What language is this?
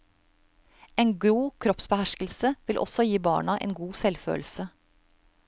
Norwegian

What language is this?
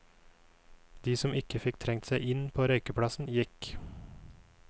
Norwegian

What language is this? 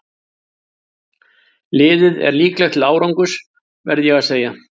Icelandic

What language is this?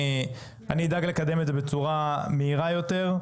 Hebrew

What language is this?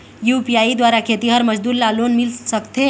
Chhattisgarhi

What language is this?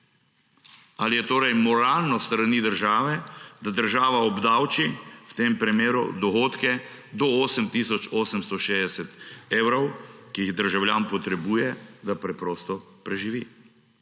Slovenian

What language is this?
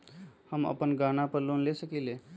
Magahi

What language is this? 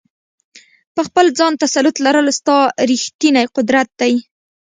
Pashto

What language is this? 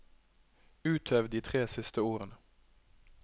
Norwegian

